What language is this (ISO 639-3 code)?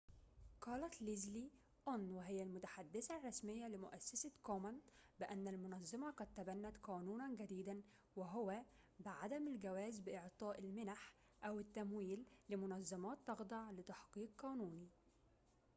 ara